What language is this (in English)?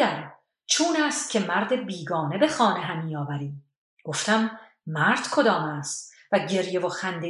Persian